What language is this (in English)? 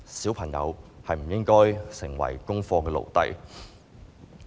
Cantonese